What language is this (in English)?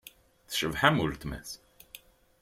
Kabyle